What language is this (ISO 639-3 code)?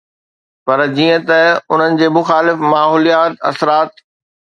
snd